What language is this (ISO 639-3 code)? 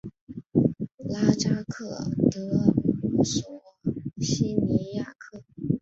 zho